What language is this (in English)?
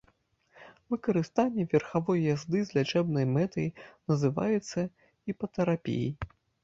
Belarusian